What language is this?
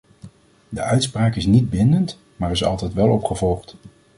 Dutch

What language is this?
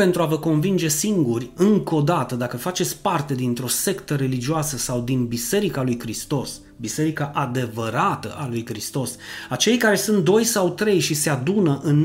Romanian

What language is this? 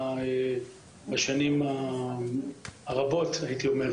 Hebrew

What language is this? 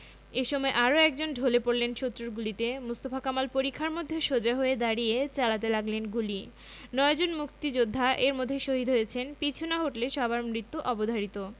Bangla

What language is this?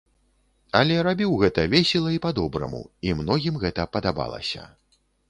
Belarusian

